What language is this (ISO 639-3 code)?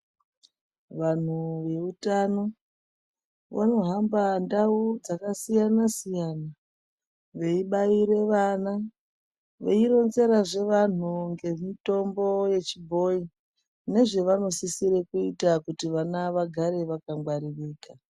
ndc